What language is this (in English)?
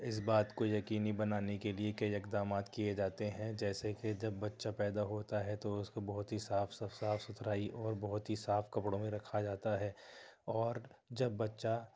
Urdu